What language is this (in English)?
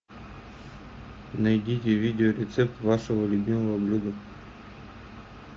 Russian